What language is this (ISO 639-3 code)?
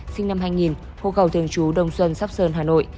vie